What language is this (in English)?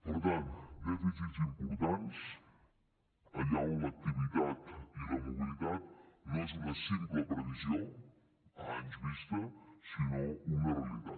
Catalan